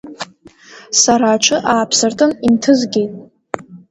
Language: Abkhazian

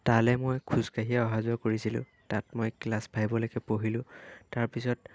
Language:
Assamese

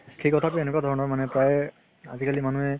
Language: Assamese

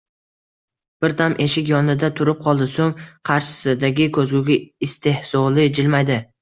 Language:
Uzbek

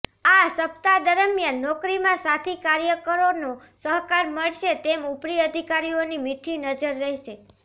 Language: Gujarati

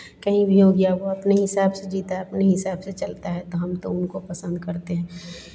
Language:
Hindi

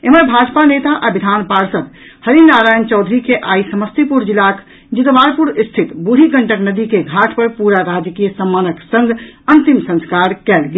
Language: Maithili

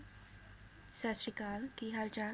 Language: Punjabi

